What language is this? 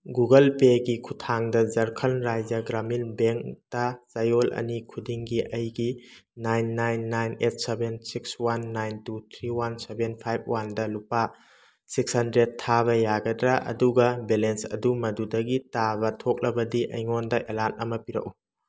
Manipuri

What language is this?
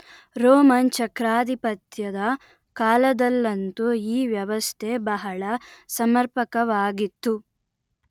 Kannada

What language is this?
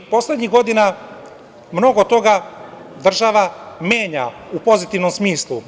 Serbian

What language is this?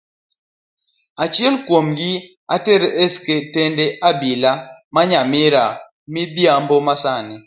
Luo (Kenya and Tanzania)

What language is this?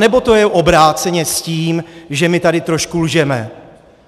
Czech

